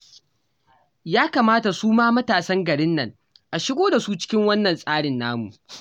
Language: Hausa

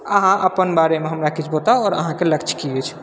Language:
Maithili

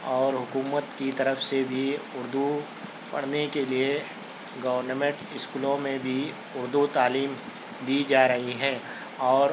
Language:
Urdu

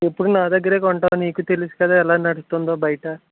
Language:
Telugu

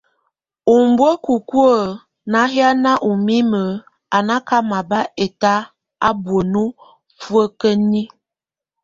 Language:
Tunen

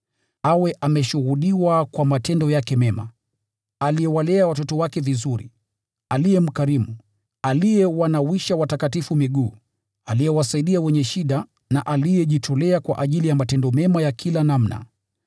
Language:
Swahili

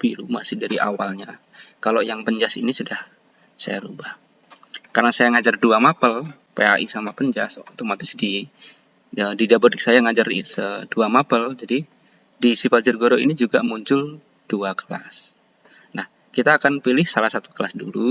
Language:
Indonesian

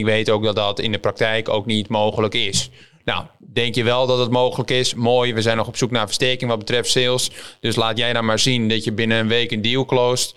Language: Dutch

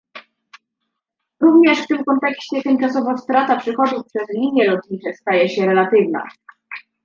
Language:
Polish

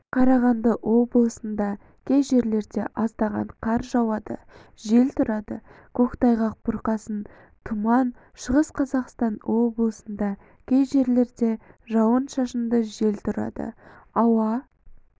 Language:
Kazakh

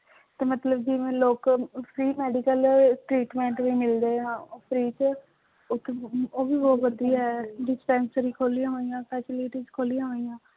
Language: Punjabi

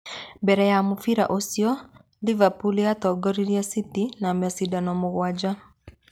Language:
Kikuyu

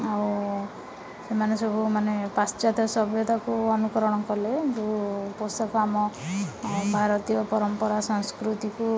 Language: Odia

